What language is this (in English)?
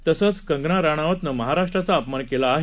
Marathi